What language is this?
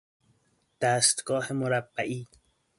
Persian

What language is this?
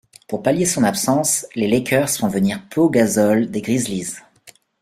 French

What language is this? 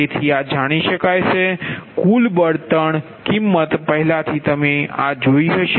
Gujarati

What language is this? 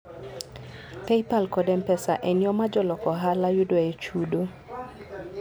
Luo (Kenya and Tanzania)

